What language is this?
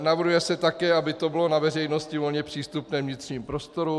Czech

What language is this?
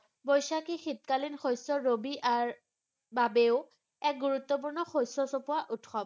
Assamese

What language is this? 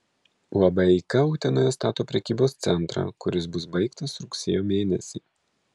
Lithuanian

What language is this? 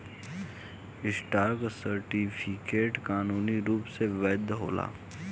Bhojpuri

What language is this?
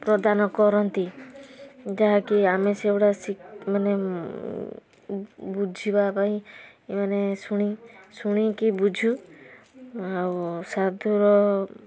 Odia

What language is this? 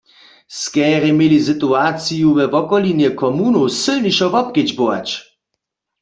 Upper Sorbian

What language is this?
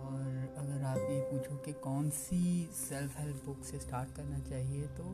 Hindi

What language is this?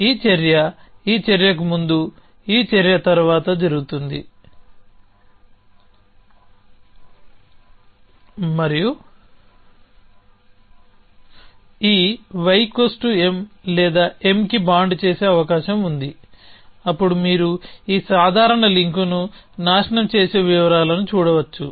Telugu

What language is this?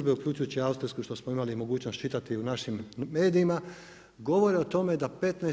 Croatian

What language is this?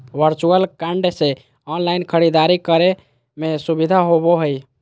Magahi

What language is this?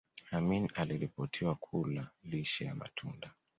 Swahili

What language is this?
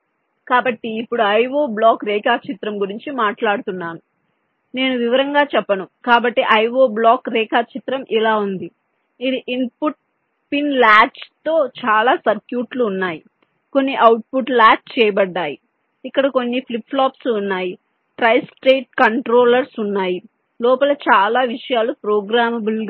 Telugu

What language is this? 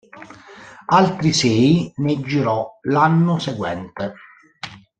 Italian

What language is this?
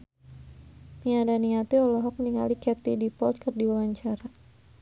Sundanese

